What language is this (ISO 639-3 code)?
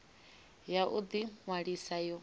ven